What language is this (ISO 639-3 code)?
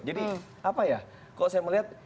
ind